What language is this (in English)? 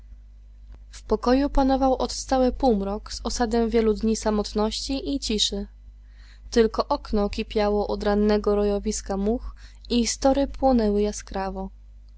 Polish